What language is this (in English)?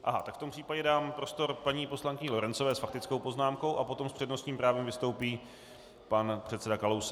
Czech